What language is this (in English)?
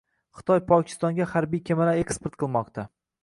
Uzbek